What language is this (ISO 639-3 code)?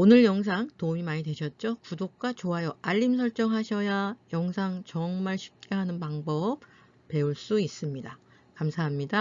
kor